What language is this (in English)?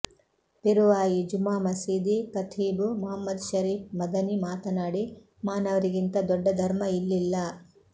Kannada